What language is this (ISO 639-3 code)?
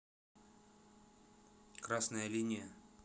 rus